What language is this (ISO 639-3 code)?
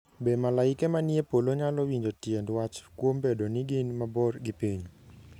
luo